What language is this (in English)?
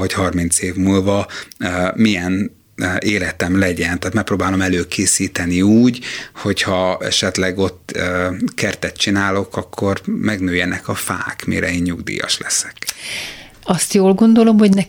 Hungarian